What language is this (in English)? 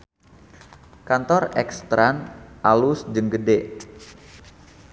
Sundanese